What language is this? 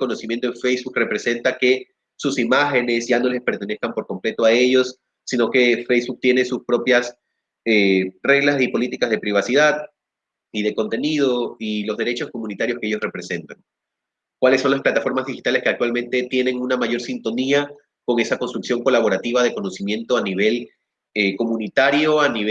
Spanish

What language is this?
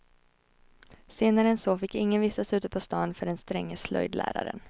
Swedish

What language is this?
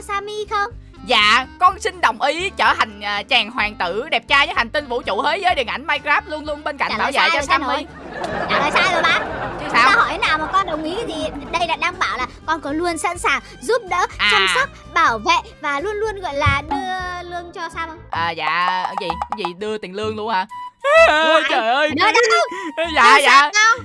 Vietnamese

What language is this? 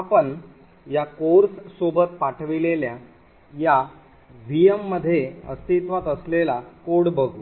Marathi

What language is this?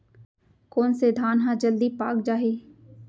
Chhattisgarhi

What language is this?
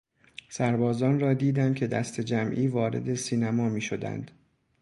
Persian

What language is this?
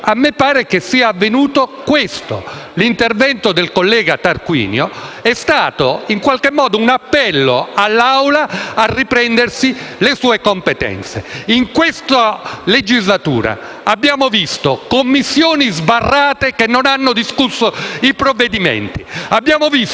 Italian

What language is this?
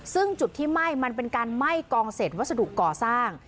Thai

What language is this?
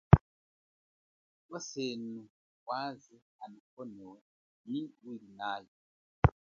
Chokwe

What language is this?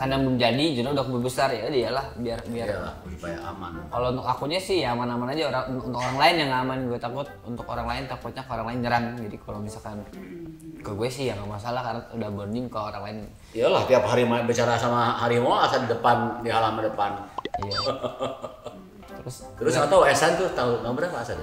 Indonesian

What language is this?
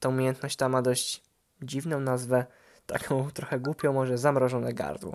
Polish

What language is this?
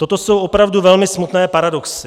Czech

